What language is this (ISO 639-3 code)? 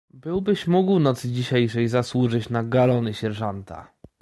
pol